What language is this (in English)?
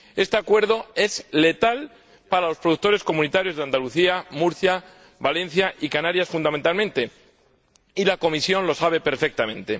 Spanish